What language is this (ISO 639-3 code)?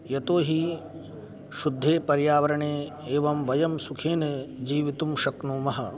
san